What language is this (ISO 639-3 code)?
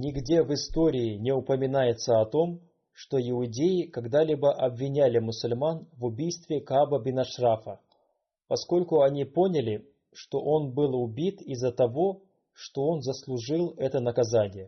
rus